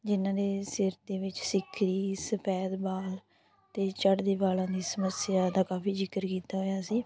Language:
Punjabi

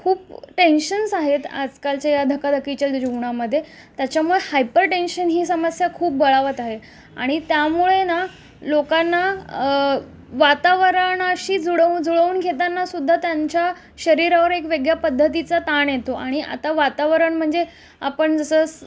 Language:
Marathi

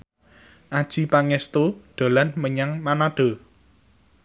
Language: Javanese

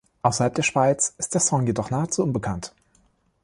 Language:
German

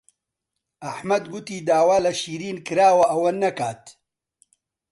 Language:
Central Kurdish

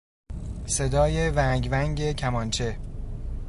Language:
Persian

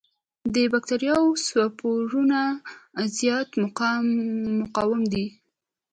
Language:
Pashto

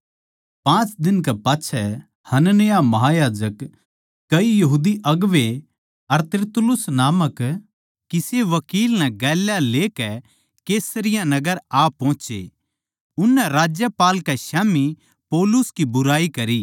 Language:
Haryanvi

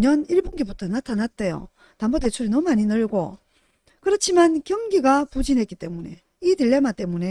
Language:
Korean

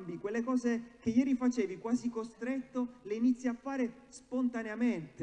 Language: Italian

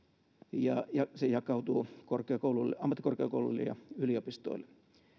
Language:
Finnish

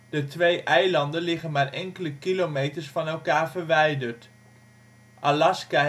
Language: Dutch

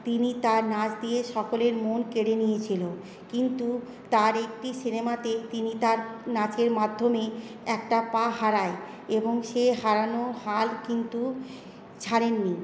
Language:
Bangla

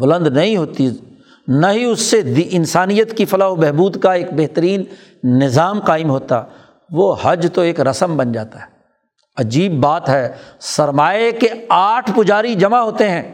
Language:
Urdu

